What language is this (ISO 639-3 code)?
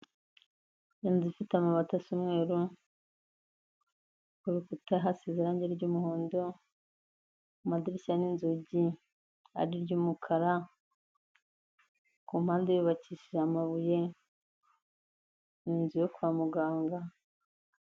kin